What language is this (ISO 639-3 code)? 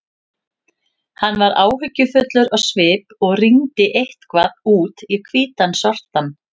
isl